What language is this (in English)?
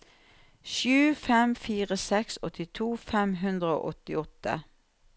Norwegian